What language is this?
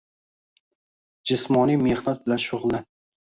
Uzbek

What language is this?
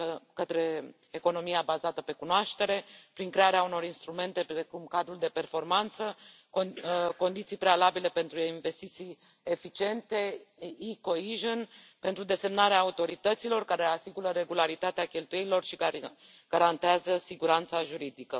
Romanian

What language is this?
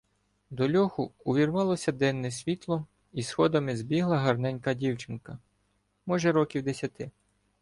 Ukrainian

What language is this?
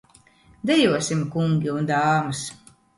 Latvian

